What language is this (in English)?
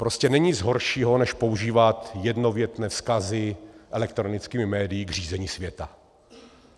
Czech